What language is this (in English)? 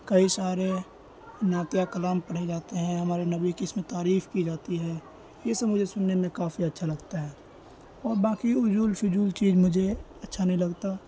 Urdu